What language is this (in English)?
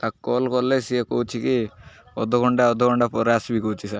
Odia